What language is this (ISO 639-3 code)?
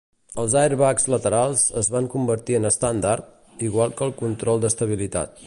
cat